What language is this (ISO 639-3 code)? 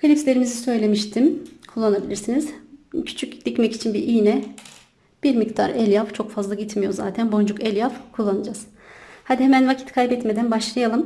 tur